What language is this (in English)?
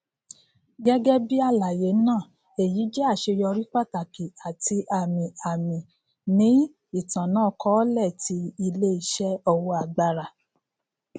Yoruba